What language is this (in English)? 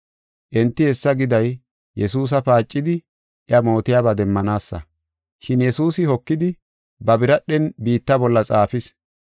Gofa